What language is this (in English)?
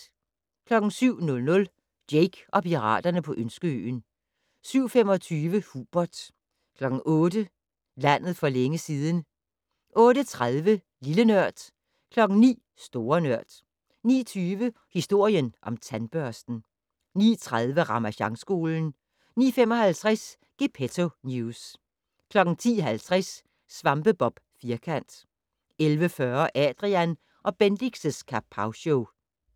Danish